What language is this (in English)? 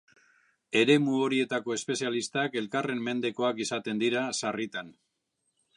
Basque